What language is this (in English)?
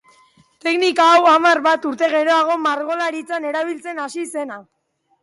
Basque